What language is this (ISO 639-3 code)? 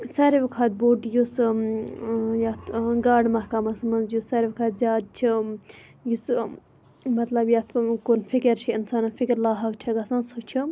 kas